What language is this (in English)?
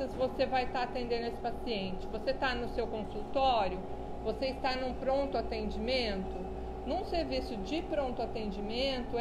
Portuguese